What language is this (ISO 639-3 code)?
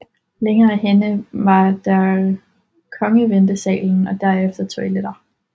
dan